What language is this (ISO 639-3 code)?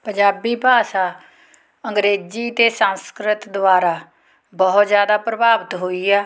pan